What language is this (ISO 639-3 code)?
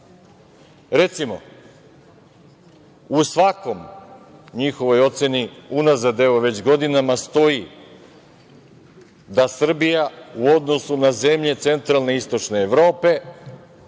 srp